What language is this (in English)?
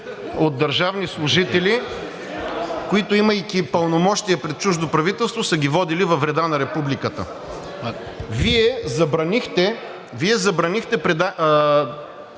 Bulgarian